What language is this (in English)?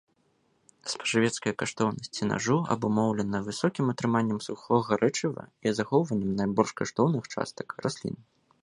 Belarusian